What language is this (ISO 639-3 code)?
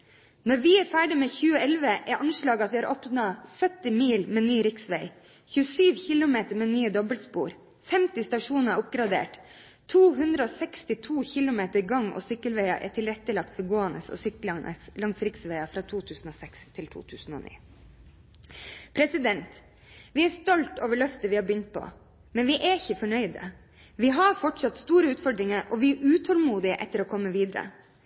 nob